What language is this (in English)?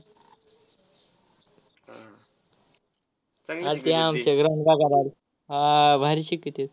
Marathi